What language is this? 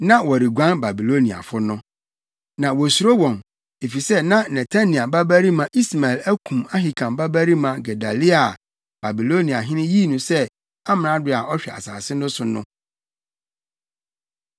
Akan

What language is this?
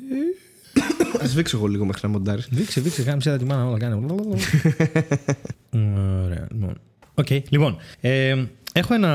Greek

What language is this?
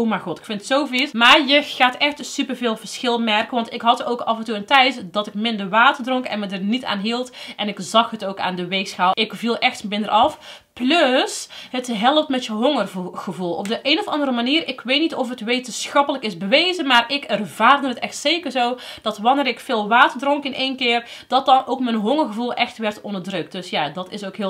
Dutch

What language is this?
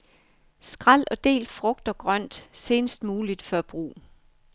Danish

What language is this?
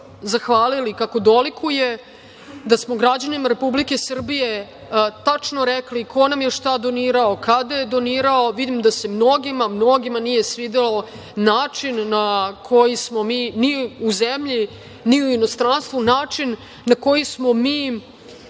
Serbian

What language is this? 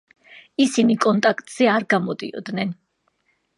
Georgian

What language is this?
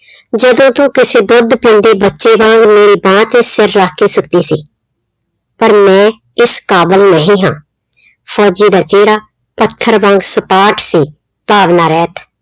Punjabi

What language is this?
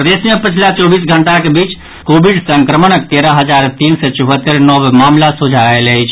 Maithili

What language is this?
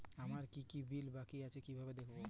Bangla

